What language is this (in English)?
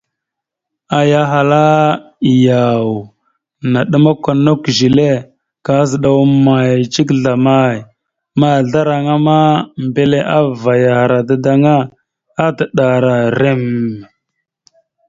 Mada (Cameroon)